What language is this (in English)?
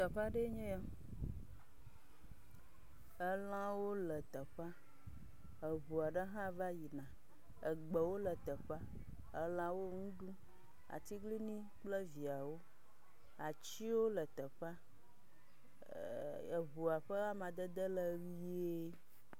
Ewe